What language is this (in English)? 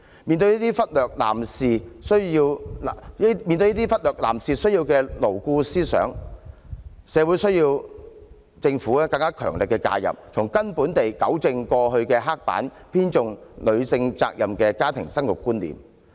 Cantonese